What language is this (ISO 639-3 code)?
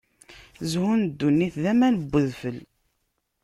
kab